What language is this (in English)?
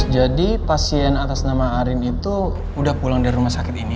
Indonesian